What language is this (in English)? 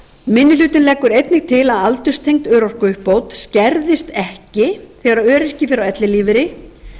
Icelandic